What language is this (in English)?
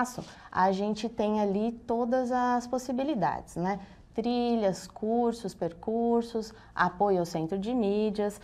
Portuguese